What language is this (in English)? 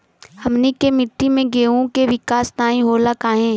Bhojpuri